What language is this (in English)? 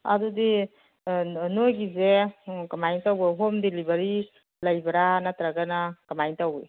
Manipuri